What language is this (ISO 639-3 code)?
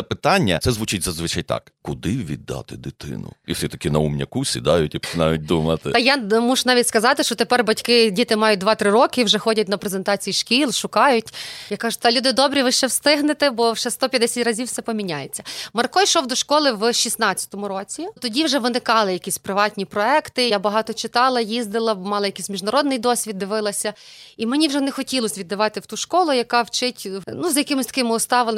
ukr